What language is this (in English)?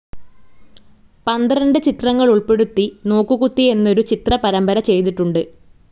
Malayalam